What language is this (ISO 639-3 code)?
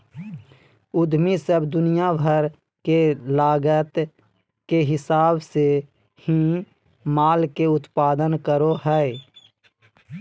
mag